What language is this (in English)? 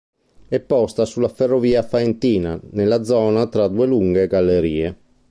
Italian